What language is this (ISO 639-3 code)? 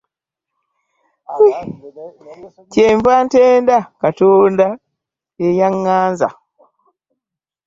lug